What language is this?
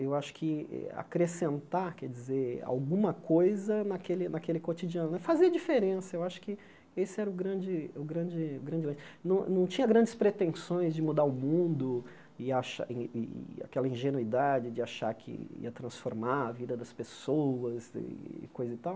Portuguese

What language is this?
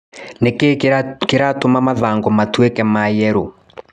Kikuyu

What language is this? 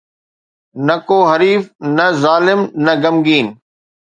Sindhi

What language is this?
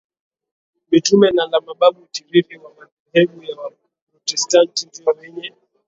Swahili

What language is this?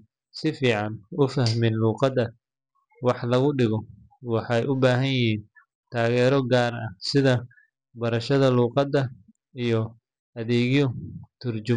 Somali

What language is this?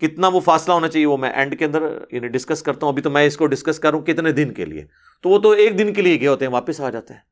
Urdu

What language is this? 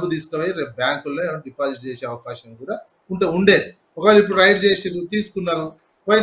Telugu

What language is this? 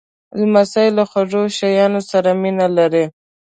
Pashto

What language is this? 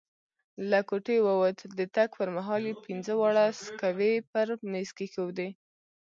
Pashto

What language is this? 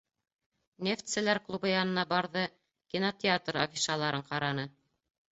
Bashkir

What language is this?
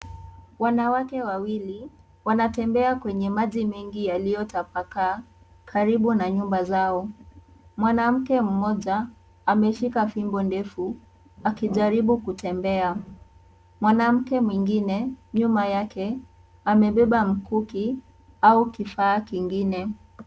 Swahili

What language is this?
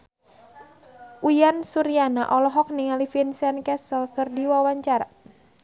Sundanese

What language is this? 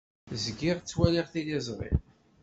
Kabyle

